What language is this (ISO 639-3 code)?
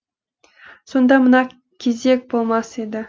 kaz